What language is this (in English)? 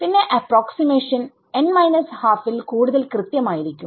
Malayalam